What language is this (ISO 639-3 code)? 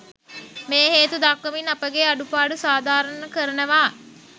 sin